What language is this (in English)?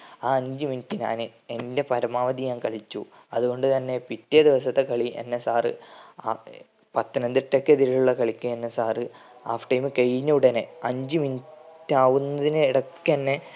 Malayalam